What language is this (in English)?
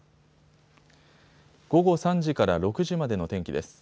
Japanese